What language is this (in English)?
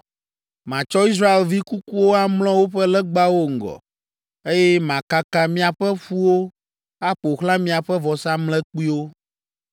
Ewe